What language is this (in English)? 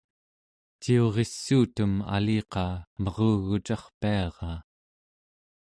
Central Yupik